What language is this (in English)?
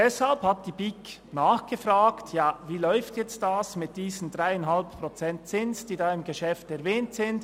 Swiss German